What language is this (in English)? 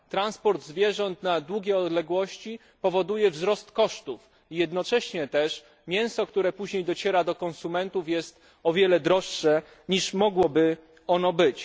Polish